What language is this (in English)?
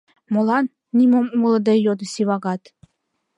Mari